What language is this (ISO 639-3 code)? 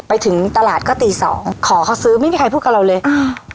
tha